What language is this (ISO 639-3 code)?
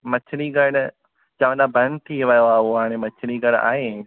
snd